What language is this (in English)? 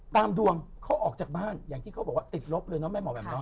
Thai